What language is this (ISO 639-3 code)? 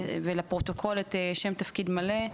heb